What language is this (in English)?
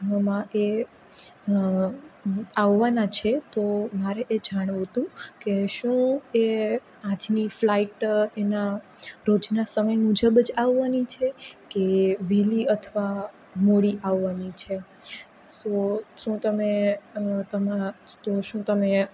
Gujarati